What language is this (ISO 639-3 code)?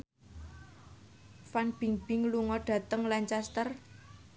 jav